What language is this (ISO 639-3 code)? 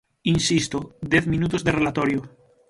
glg